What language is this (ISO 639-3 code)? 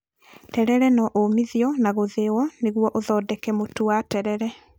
kik